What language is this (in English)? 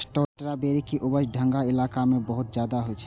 Maithili